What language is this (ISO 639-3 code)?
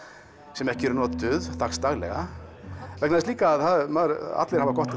isl